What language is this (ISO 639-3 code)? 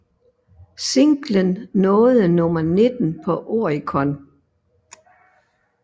dan